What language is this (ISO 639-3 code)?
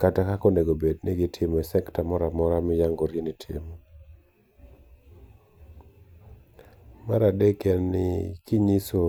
luo